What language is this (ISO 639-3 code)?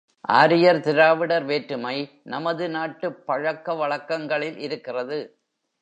tam